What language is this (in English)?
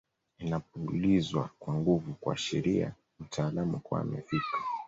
Swahili